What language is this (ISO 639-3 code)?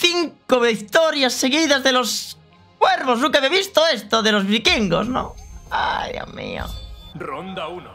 spa